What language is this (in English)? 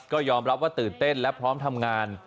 Thai